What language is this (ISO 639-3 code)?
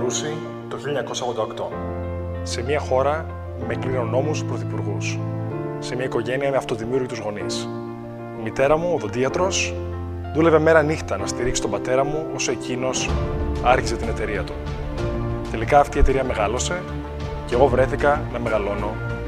ell